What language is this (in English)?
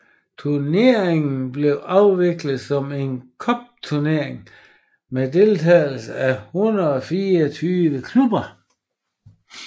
Danish